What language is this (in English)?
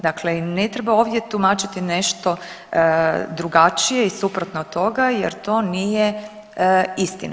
Croatian